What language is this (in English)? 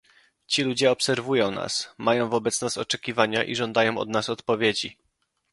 Polish